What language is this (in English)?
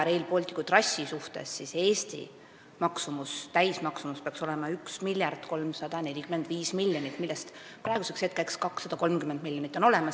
Estonian